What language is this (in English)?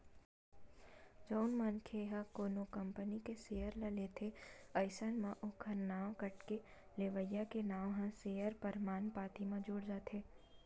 Chhattisgarhi